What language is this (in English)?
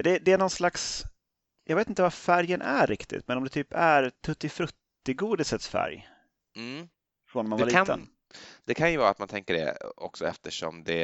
Swedish